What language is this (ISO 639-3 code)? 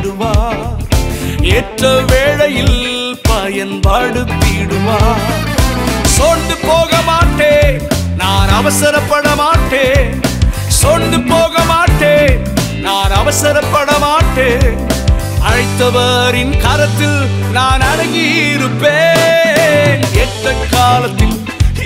tam